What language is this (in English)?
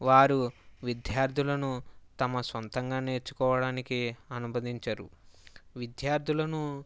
Telugu